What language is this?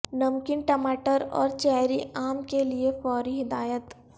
Urdu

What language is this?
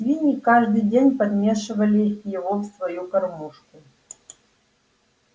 Russian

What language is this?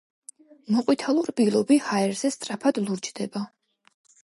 Georgian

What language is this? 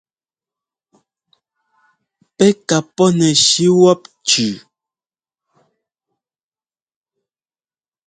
Ngomba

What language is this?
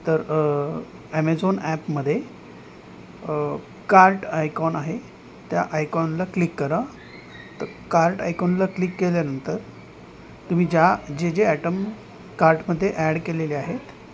Marathi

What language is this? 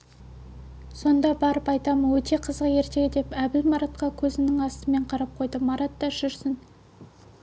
Kazakh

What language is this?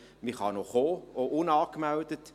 Swiss German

